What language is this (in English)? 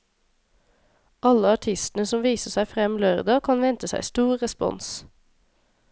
Norwegian